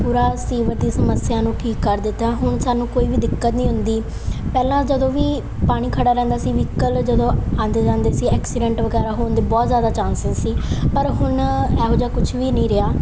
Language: Punjabi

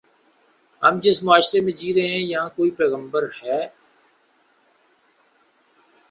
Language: Urdu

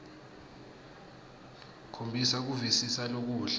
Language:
Swati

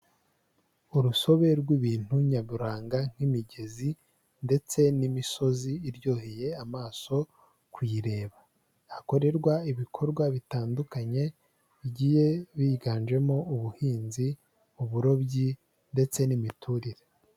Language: Kinyarwanda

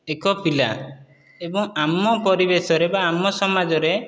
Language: Odia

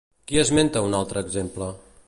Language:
Catalan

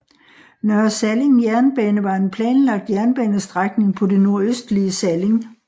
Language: Danish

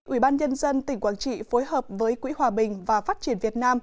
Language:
Vietnamese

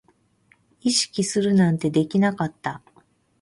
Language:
Japanese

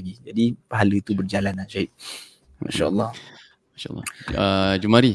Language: Malay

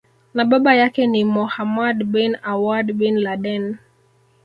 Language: Swahili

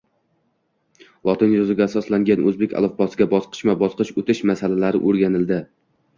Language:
Uzbek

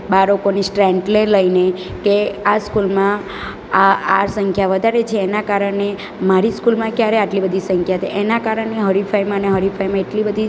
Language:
Gujarati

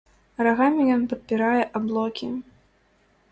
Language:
Belarusian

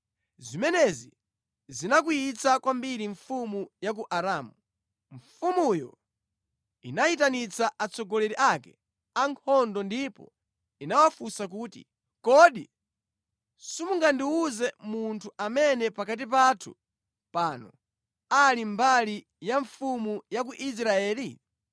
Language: Nyanja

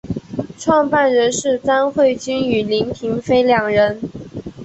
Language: Chinese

